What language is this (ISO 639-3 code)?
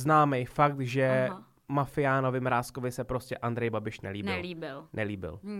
ces